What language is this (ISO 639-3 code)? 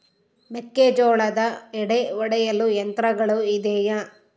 kan